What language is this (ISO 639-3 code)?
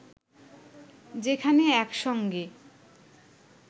ben